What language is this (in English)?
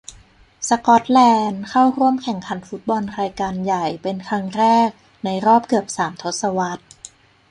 Thai